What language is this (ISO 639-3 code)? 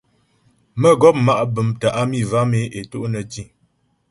bbj